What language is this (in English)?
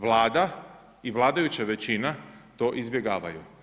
Croatian